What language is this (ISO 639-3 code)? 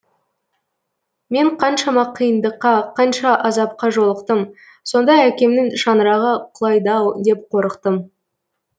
kaz